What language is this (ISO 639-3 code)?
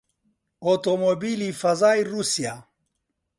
ckb